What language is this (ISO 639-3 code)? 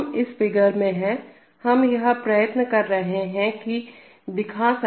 hin